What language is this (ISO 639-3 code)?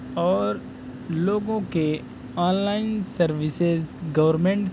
urd